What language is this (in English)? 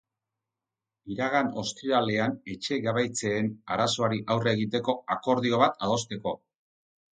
Basque